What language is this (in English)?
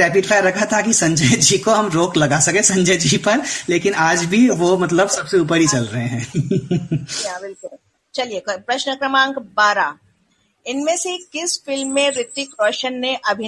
Hindi